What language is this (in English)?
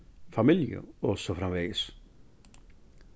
Faroese